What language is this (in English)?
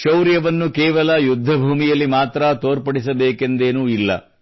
Kannada